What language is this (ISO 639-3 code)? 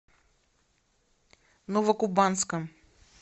rus